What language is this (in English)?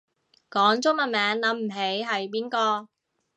Cantonese